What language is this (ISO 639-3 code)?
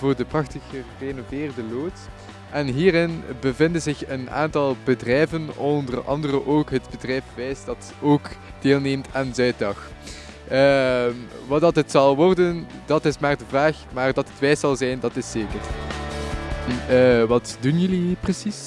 nld